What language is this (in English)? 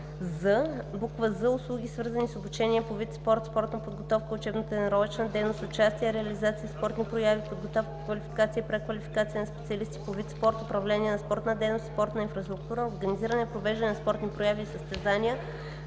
Bulgarian